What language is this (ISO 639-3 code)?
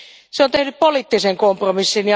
fin